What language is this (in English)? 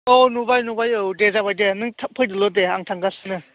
Bodo